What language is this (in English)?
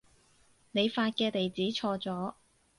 Cantonese